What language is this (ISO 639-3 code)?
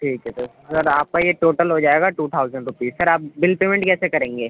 urd